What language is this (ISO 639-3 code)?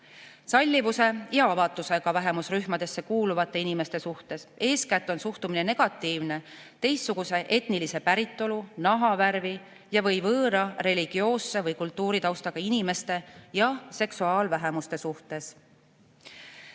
est